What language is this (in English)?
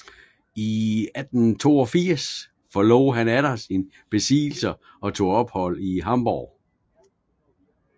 Danish